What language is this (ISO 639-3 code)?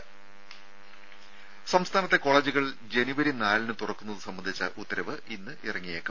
mal